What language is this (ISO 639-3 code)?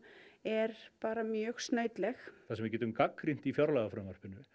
isl